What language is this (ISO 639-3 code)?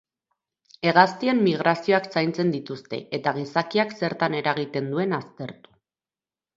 eus